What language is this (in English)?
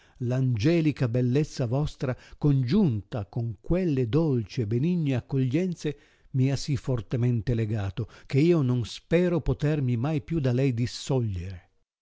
Italian